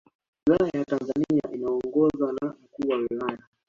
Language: Swahili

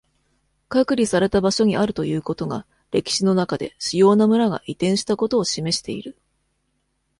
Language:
Japanese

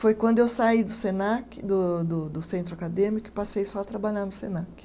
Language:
Portuguese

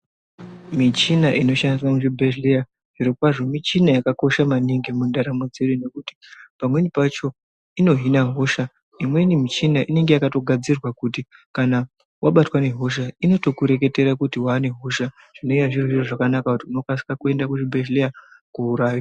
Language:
Ndau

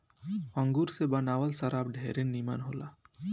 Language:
Bhojpuri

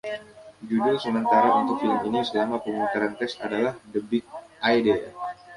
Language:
Indonesian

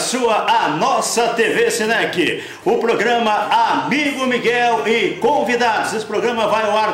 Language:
Portuguese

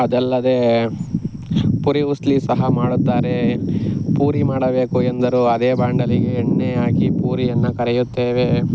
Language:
Kannada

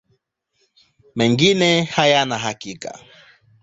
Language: Swahili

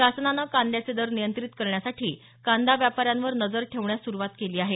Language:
Marathi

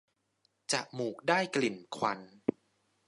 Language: Thai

